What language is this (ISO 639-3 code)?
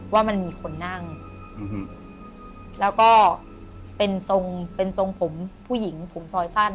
tha